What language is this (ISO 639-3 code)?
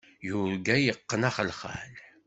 kab